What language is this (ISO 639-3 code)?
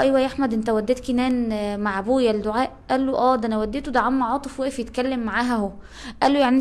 ara